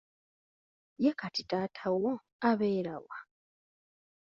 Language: Ganda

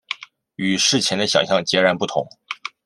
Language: Chinese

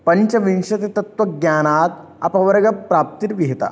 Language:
Sanskrit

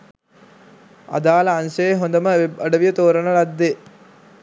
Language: Sinhala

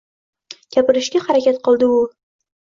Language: Uzbek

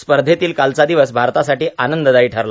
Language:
Marathi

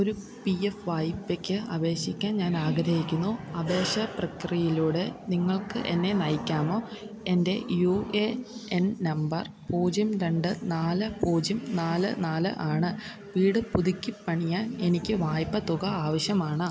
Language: Malayalam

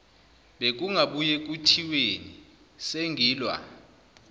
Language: Zulu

